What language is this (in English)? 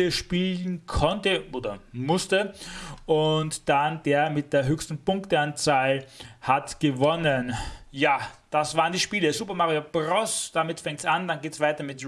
German